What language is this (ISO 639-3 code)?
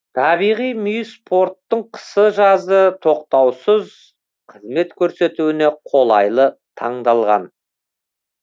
kaz